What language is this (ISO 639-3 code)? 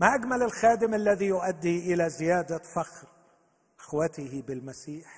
ara